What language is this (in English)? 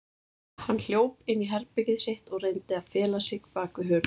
Icelandic